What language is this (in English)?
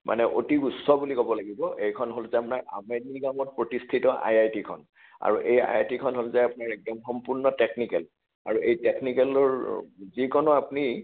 Assamese